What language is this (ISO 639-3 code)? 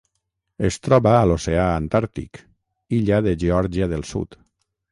cat